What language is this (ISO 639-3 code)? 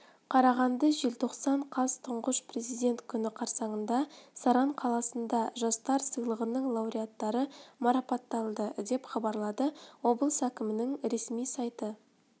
kaz